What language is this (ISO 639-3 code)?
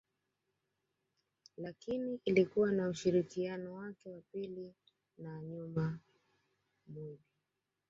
swa